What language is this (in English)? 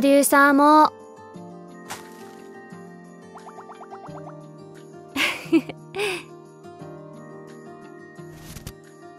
Japanese